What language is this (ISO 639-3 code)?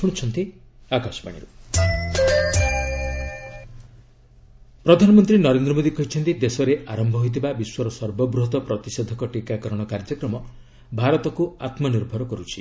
ori